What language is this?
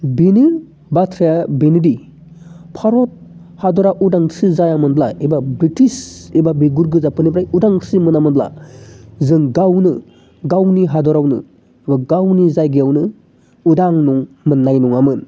Bodo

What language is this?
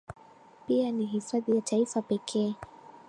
Swahili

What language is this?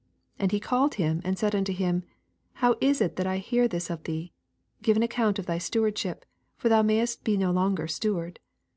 English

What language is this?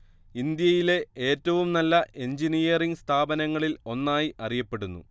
Malayalam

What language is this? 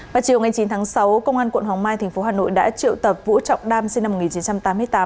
Vietnamese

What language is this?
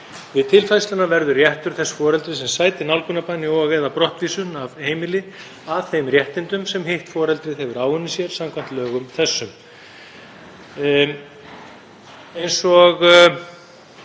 Icelandic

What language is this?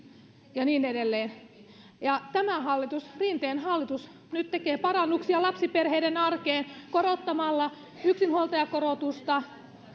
Finnish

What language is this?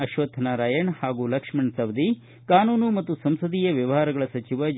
Kannada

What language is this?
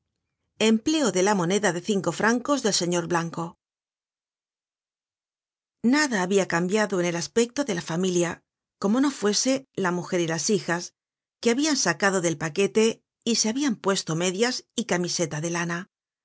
Spanish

